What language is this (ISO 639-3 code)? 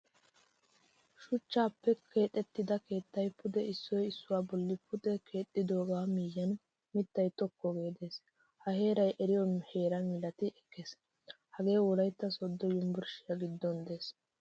wal